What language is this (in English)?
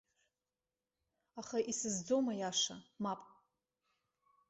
Abkhazian